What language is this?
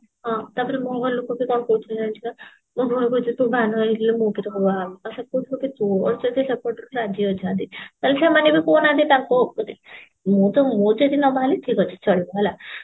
Odia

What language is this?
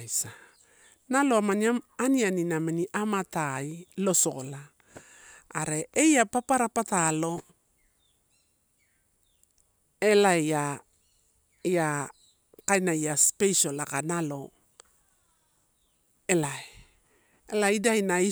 Torau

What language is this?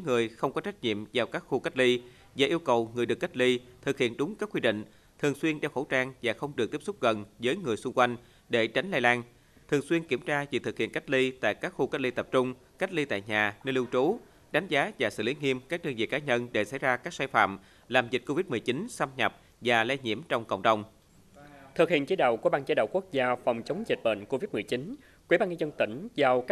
Vietnamese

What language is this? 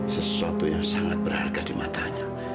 Indonesian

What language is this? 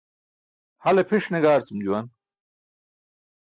Burushaski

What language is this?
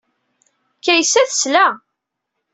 Kabyle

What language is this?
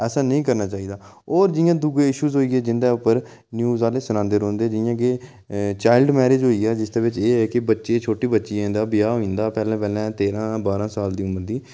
Dogri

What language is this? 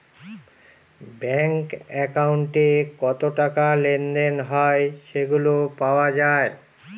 Bangla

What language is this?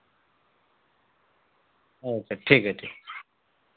Urdu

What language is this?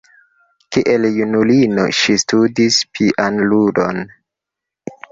Esperanto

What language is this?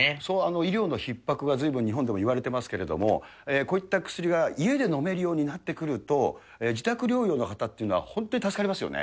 Japanese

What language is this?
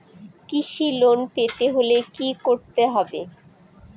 Bangla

